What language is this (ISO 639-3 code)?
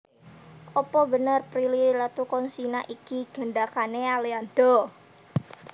jav